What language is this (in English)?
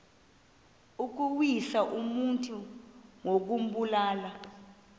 Xhosa